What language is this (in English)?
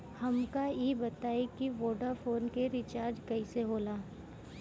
Bhojpuri